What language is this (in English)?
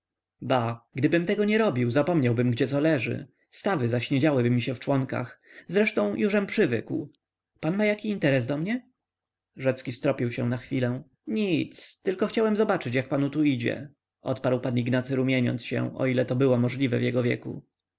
Polish